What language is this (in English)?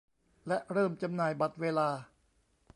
Thai